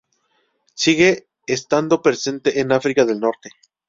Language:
Spanish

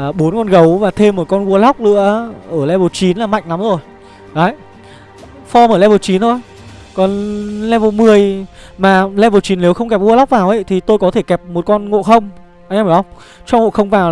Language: Vietnamese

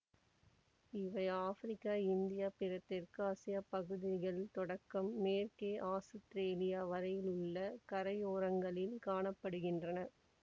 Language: Tamil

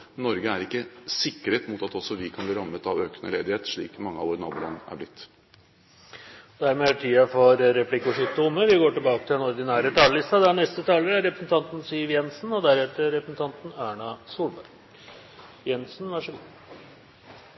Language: Norwegian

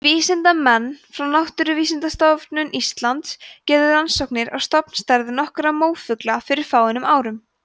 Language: Icelandic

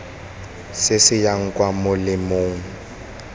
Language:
Tswana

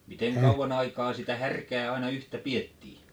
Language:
Finnish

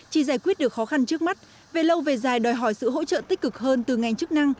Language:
Vietnamese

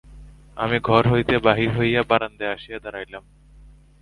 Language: Bangla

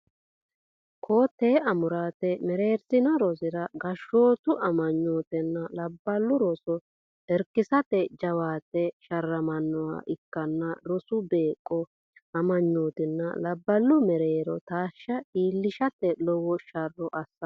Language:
Sidamo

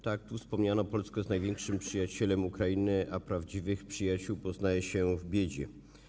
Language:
Polish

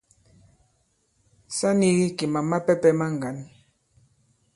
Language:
Bankon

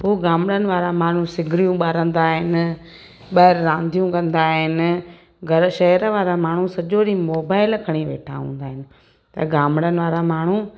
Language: Sindhi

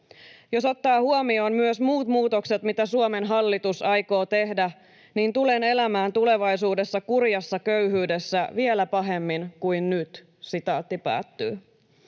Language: Finnish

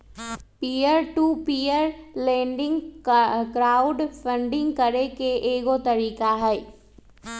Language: Magahi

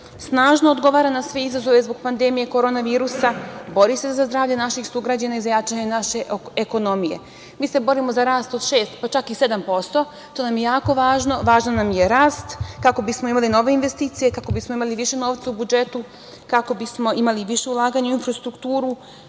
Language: Serbian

